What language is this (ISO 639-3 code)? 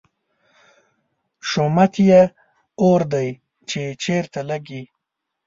pus